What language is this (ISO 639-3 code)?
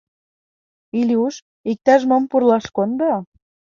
chm